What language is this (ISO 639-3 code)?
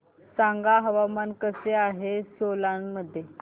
mar